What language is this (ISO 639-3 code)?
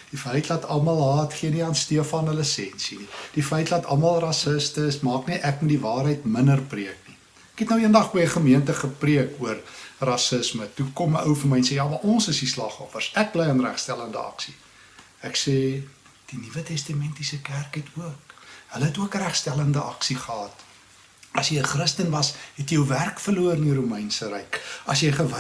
nld